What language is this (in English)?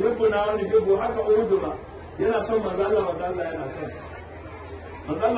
Arabic